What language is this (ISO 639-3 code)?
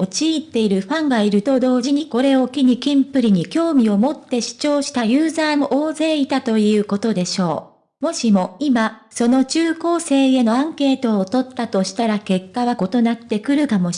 jpn